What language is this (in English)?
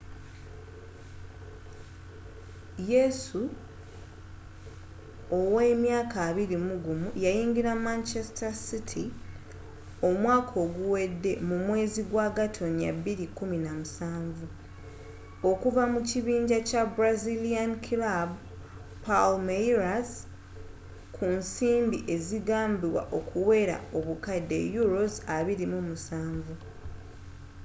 Ganda